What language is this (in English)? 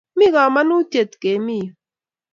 Kalenjin